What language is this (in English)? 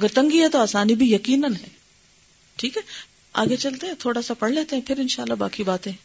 Urdu